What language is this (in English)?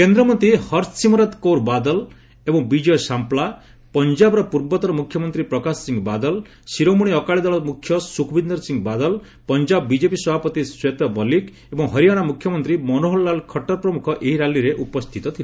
Odia